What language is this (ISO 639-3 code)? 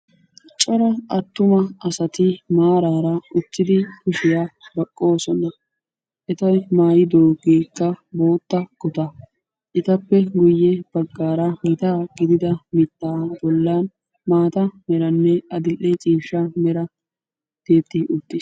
wal